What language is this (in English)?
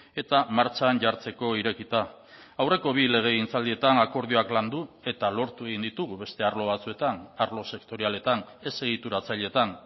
Basque